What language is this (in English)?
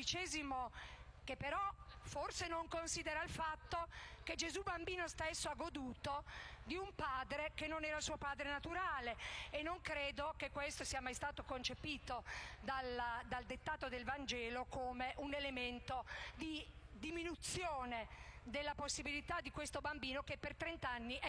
Italian